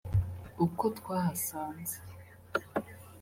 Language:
Kinyarwanda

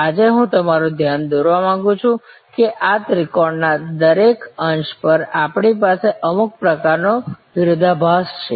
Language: Gujarati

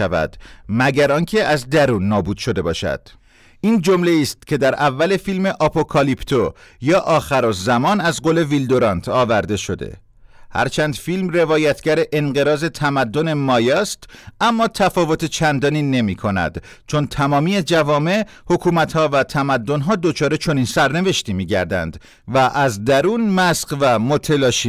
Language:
Persian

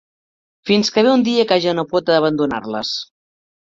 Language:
Catalan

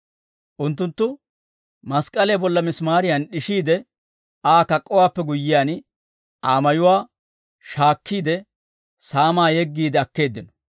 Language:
Dawro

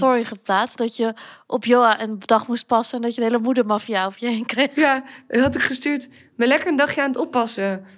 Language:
Dutch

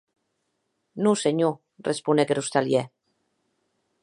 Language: Occitan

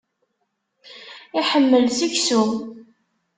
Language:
Kabyle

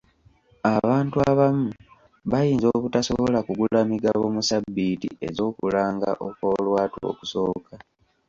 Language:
Ganda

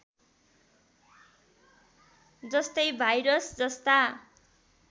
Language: Nepali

